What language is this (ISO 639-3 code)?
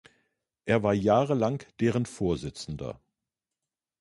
deu